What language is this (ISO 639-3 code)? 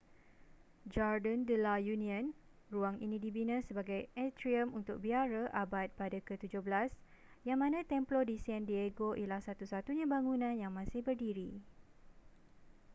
msa